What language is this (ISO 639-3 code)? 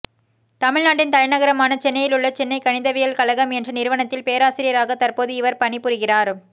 tam